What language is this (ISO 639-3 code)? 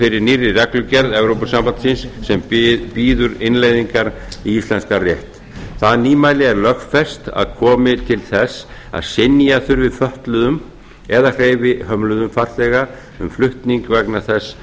isl